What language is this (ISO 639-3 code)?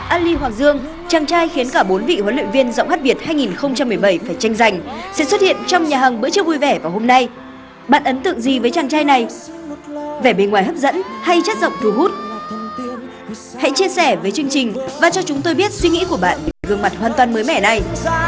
vie